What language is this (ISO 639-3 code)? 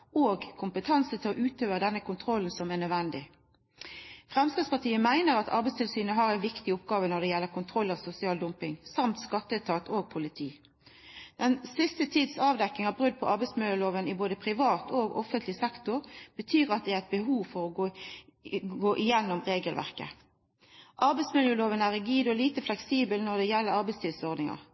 nno